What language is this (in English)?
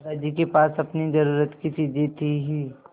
Hindi